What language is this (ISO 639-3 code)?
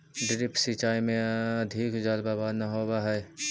mag